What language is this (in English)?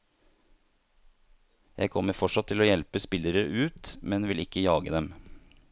Norwegian